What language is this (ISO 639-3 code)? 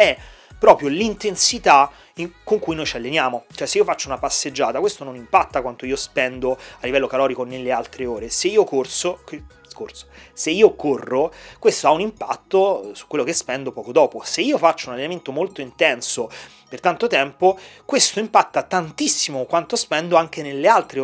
ita